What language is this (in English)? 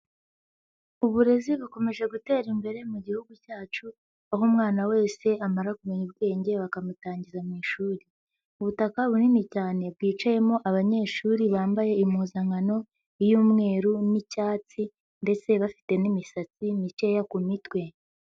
Kinyarwanda